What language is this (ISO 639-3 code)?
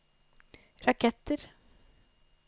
nor